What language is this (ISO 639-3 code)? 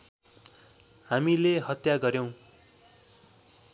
nep